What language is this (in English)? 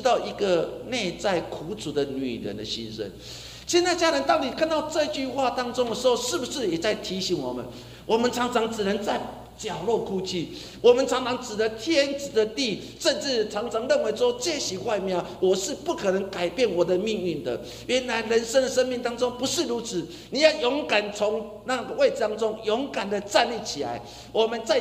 Chinese